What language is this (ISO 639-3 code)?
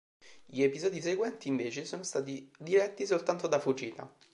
ita